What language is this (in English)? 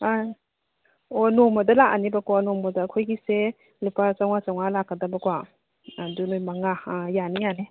Manipuri